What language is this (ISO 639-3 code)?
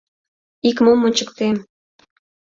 chm